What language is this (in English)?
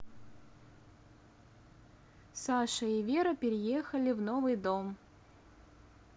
Russian